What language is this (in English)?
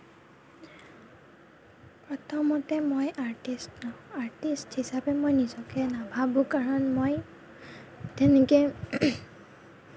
Assamese